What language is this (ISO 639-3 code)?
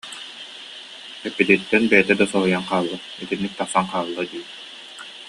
sah